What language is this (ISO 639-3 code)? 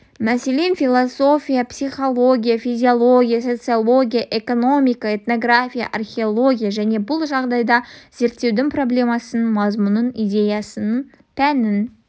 kaz